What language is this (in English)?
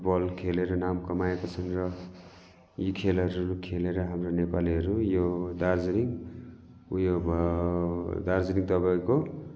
Nepali